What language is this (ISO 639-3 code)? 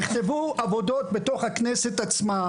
heb